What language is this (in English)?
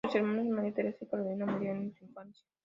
Spanish